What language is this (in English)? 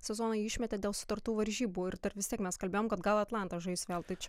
Lithuanian